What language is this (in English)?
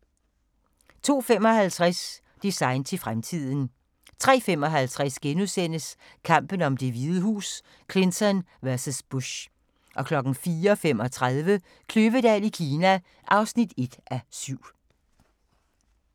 Danish